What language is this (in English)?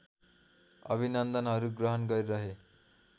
Nepali